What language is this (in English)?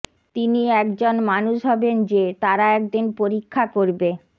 Bangla